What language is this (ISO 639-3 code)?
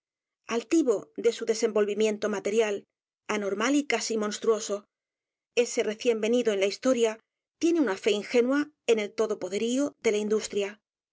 spa